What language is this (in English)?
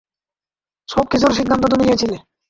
Bangla